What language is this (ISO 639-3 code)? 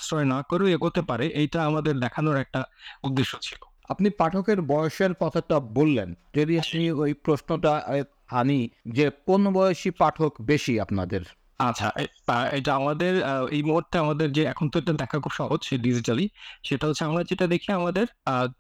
ben